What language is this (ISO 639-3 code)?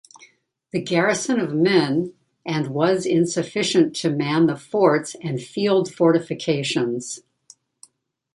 eng